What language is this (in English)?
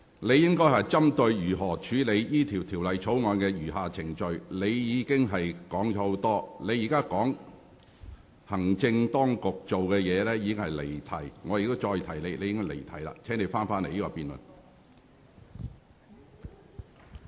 Cantonese